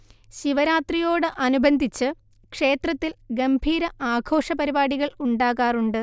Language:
Malayalam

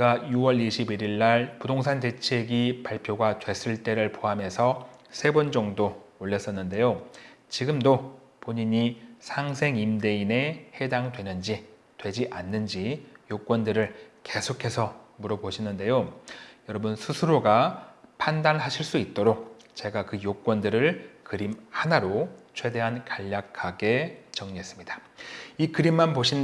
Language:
Korean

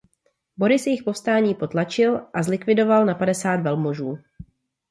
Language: Czech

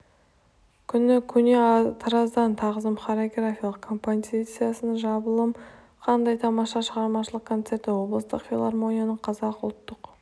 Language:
Kazakh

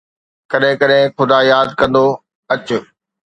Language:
Sindhi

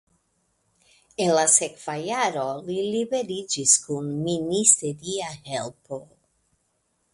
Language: Esperanto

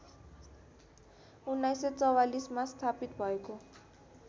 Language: Nepali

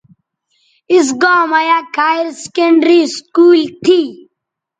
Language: Bateri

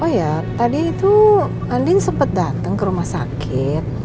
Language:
Indonesian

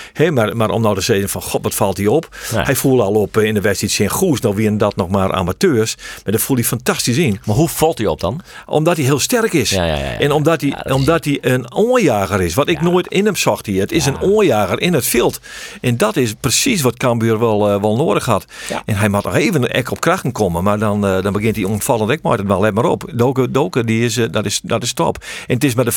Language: Dutch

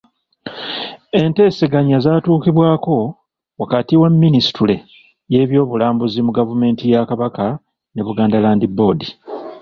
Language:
Ganda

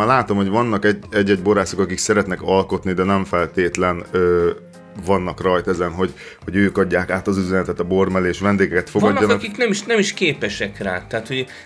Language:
Hungarian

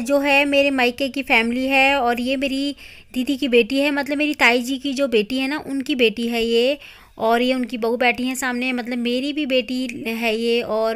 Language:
Thai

